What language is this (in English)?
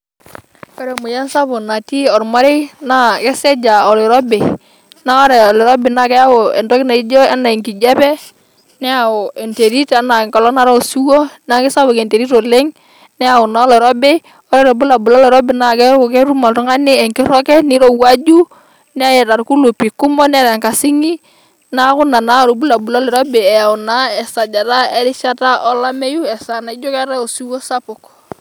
Masai